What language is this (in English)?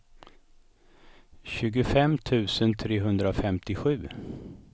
Swedish